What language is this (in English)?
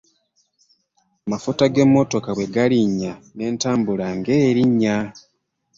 Ganda